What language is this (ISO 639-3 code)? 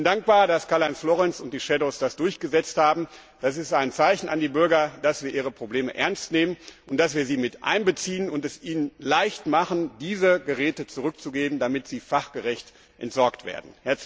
deu